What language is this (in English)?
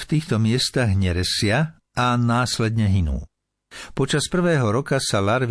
Slovak